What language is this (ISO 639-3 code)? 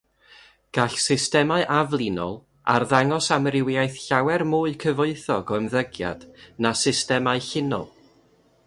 cym